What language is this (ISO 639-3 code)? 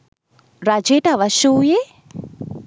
sin